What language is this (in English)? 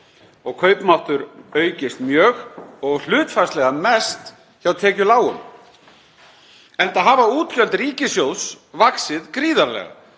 Icelandic